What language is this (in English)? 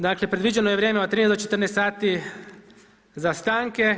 Croatian